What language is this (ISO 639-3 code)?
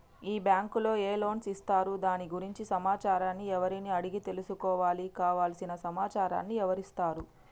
tel